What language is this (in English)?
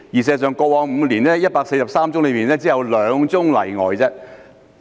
Cantonese